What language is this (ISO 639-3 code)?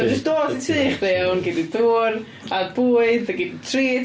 cym